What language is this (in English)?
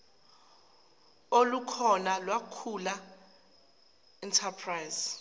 Zulu